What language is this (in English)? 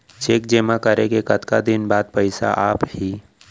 Chhattisgarhi